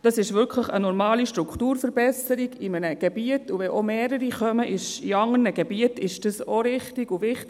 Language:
Swiss German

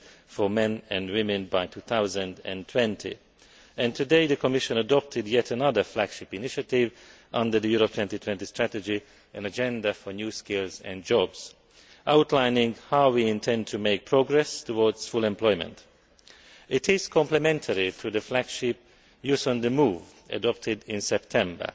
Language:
English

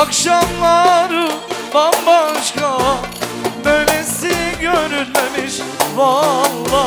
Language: Turkish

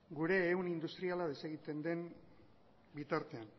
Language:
Basque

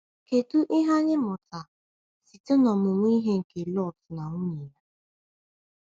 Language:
Igbo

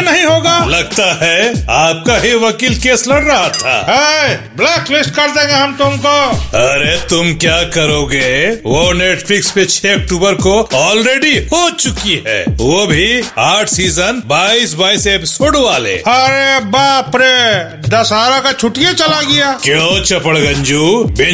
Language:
Hindi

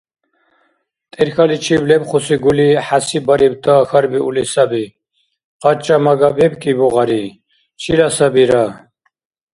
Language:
Dargwa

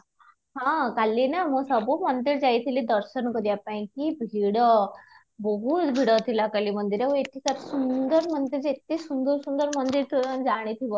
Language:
Odia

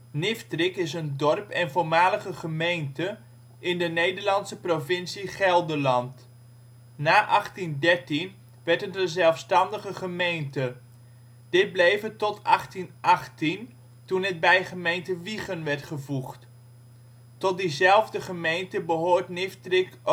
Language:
Dutch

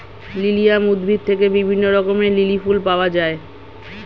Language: Bangla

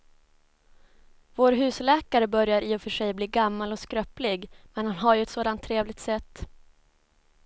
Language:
Swedish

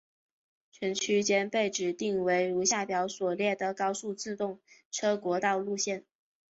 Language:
Chinese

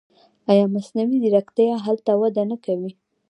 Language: Pashto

